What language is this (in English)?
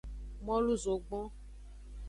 Aja (Benin)